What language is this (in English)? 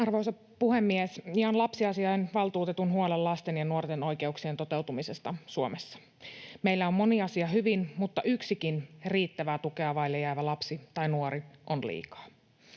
Finnish